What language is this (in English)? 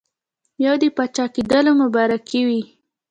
Pashto